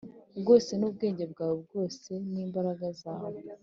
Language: Kinyarwanda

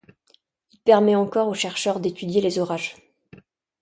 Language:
French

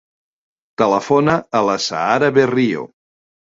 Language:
Catalan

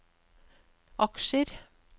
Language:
Norwegian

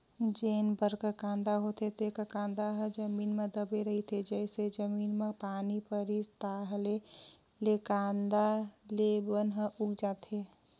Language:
Chhattisgarhi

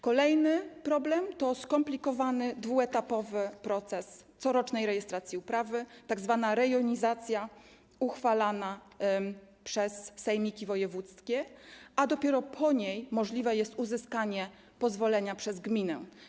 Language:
Polish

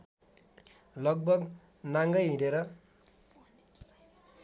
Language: Nepali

